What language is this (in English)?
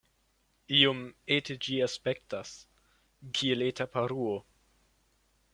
Esperanto